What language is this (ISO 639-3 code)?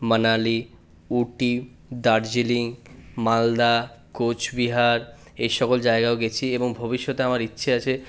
ben